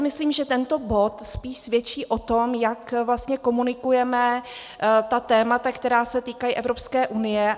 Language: Czech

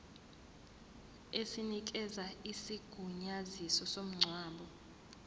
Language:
Zulu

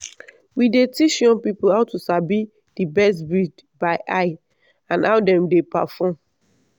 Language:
Nigerian Pidgin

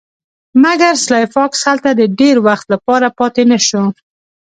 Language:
Pashto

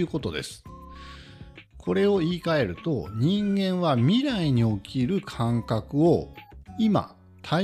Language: Japanese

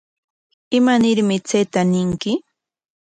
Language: Corongo Ancash Quechua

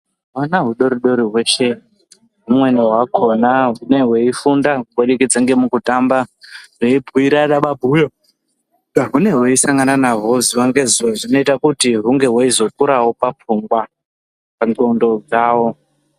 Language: Ndau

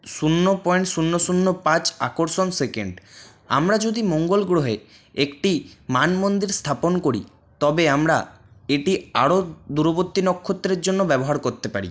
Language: Bangla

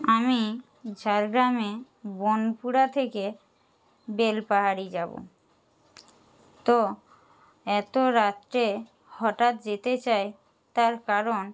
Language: Bangla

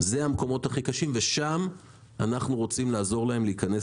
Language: Hebrew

